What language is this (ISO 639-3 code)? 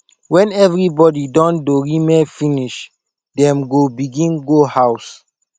pcm